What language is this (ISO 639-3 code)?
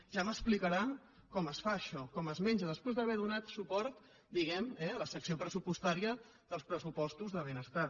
cat